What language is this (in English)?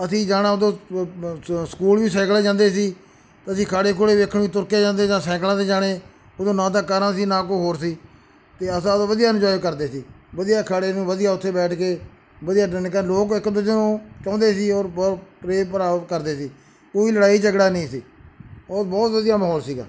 Punjabi